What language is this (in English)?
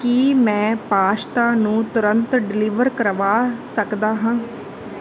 Punjabi